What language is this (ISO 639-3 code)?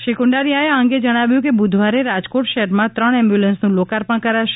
guj